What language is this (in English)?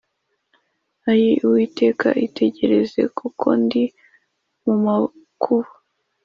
Kinyarwanda